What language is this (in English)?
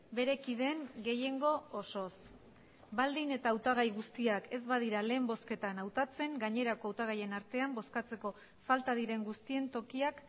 Basque